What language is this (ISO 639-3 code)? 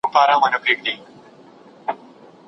pus